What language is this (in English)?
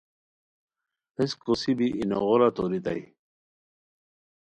Khowar